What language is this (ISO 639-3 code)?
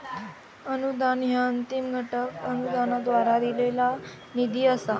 mar